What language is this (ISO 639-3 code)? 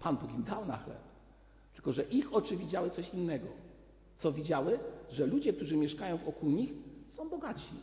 pol